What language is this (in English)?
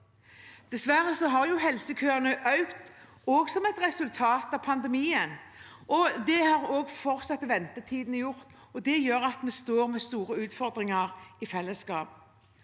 Norwegian